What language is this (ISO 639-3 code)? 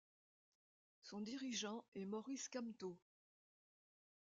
fra